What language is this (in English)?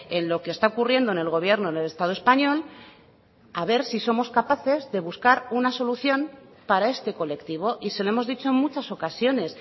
Spanish